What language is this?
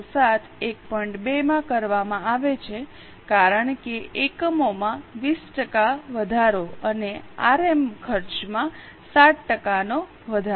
Gujarati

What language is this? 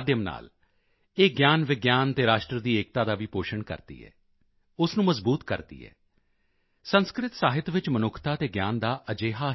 Punjabi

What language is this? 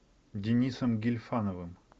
Russian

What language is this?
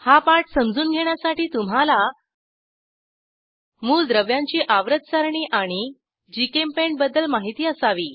Marathi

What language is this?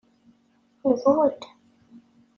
Kabyle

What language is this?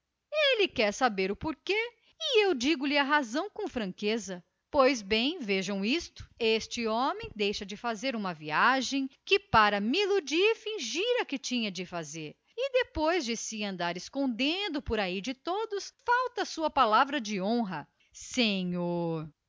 Portuguese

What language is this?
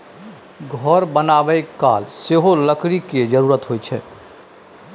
Maithili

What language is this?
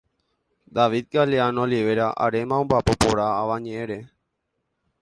Guarani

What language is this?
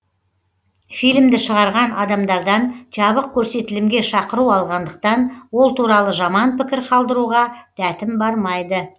Kazakh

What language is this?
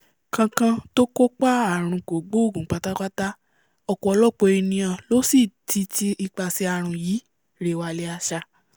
Yoruba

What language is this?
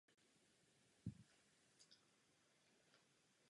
Czech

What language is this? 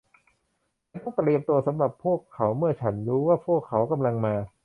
Thai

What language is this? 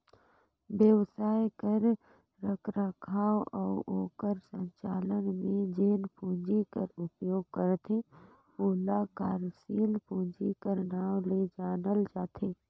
Chhattisgarhi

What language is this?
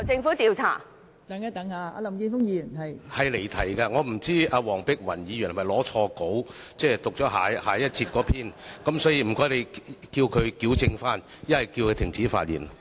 Cantonese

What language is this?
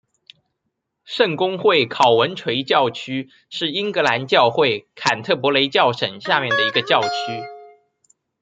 Chinese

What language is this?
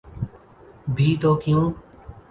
Urdu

